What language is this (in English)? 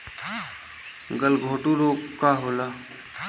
Bhojpuri